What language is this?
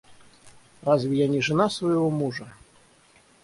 Russian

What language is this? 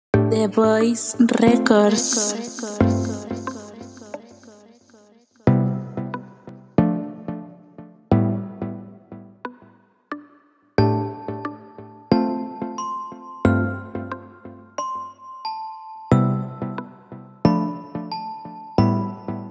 Korean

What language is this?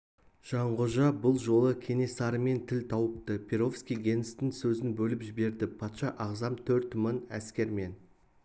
Kazakh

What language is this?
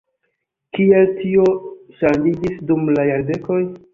Esperanto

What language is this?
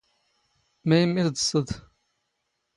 Standard Moroccan Tamazight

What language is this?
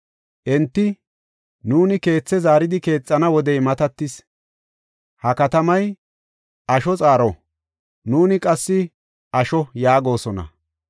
Gofa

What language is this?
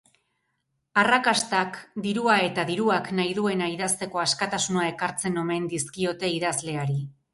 Basque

